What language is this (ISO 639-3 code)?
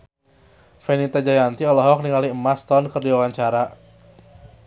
sun